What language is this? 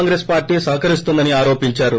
Telugu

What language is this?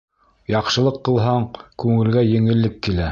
Bashkir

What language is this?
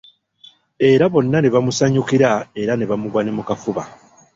Ganda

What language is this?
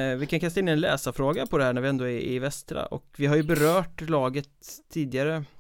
Swedish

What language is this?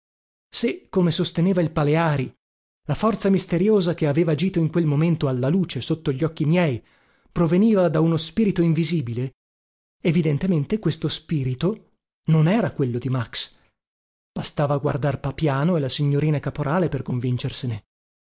Italian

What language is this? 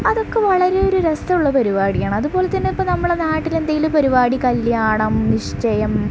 Malayalam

